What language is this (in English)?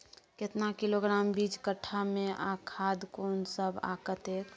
Maithili